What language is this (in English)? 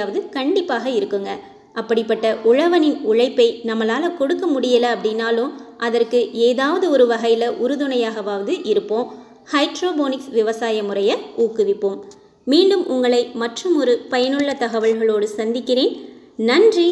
Tamil